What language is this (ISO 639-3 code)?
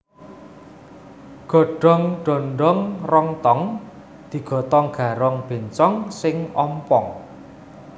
jav